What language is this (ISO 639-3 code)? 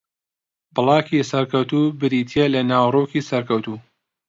ckb